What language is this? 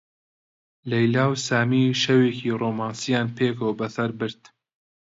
Central Kurdish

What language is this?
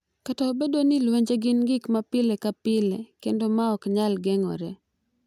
Luo (Kenya and Tanzania)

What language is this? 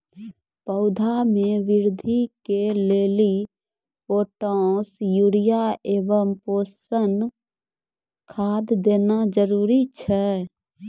Maithili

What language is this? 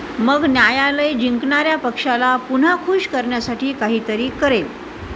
Marathi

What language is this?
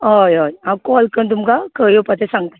Konkani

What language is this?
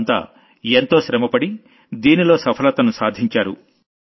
Telugu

